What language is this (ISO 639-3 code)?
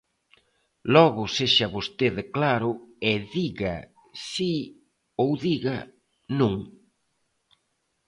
glg